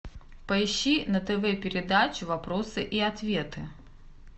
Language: Russian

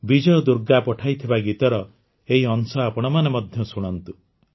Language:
Odia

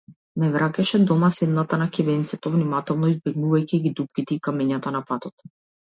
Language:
Macedonian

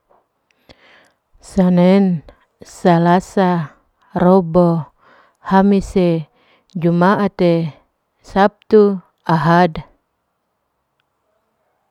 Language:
Larike-Wakasihu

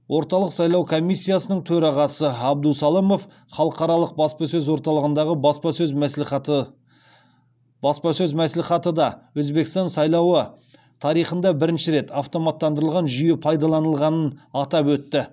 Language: Kazakh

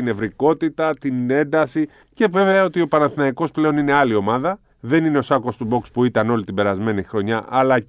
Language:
Greek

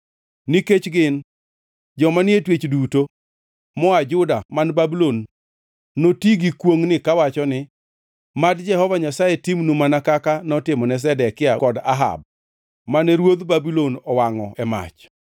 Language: Luo (Kenya and Tanzania)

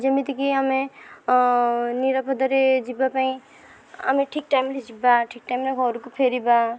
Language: Odia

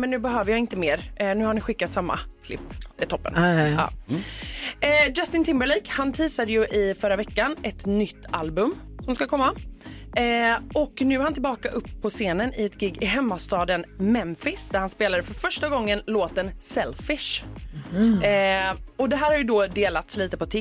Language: Swedish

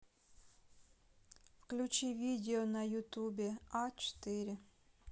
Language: Russian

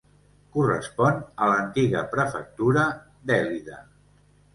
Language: Catalan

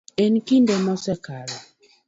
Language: Luo (Kenya and Tanzania)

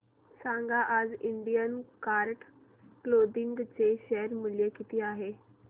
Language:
Marathi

